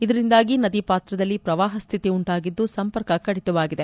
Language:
Kannada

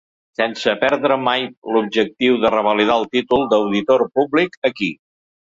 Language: Catalan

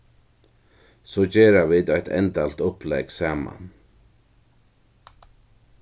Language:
Faroese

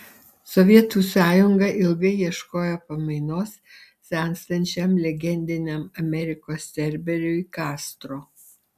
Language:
Lithuanian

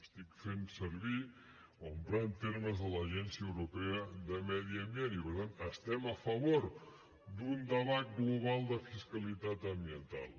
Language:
Catalan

